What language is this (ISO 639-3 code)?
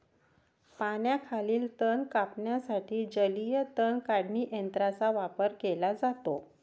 mar